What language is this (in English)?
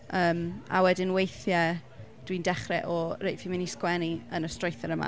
Welsh